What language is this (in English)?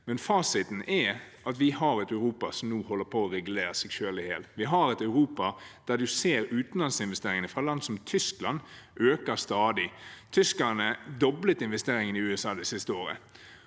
Norwegian